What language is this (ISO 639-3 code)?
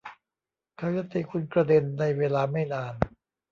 tha